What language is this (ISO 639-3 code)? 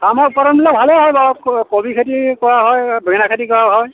asm